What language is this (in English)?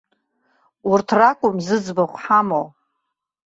Abkhazian